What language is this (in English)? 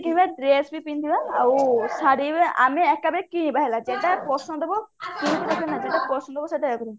Odia